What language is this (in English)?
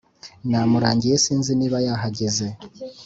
Kinyarwanda